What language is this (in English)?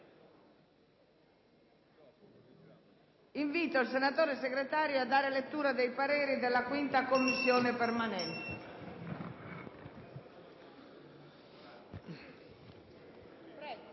Italian